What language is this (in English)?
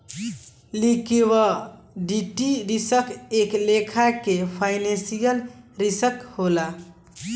Bhojpuri